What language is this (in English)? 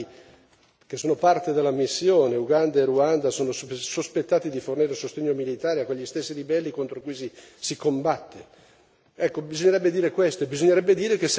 Italian